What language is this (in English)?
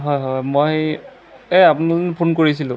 Assamese